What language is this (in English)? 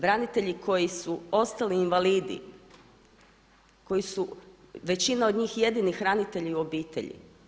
Croatian